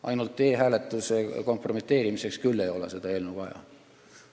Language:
Estonian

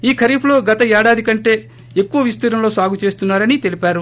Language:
Telugu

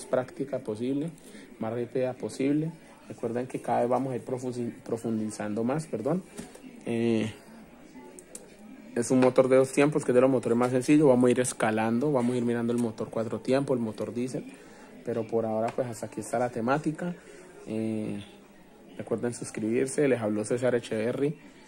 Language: Spanish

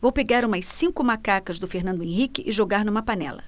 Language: Portuguese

